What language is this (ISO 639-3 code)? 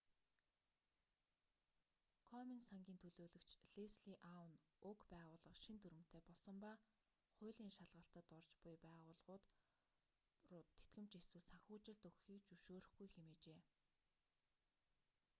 mon